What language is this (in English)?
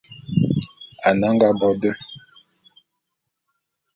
Bulu